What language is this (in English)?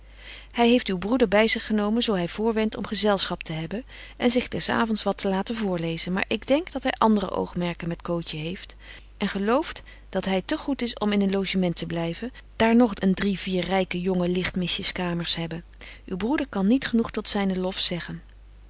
Dutch